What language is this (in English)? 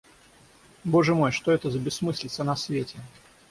Russian